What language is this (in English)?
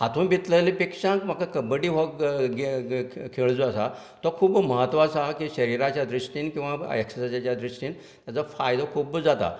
Konkani